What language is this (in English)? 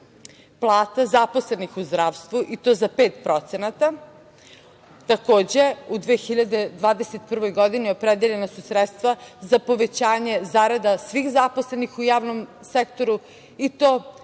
Serbian